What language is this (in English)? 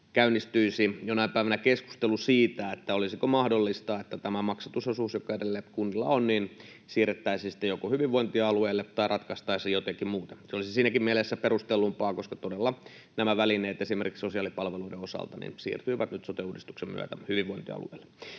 Finnish